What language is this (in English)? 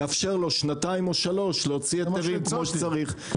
Hebrew